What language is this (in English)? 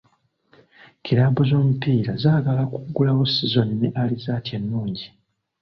Ganda